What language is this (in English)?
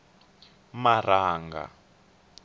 Tsonga